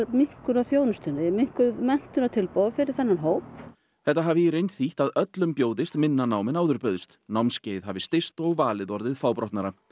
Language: Icelandic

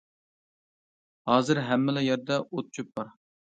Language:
Uyghur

